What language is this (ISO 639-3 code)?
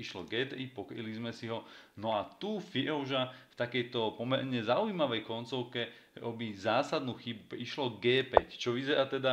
slk